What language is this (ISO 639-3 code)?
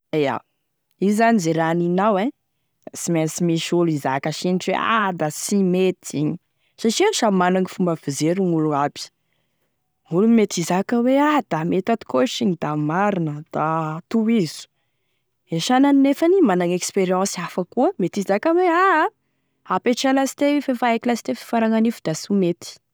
tkg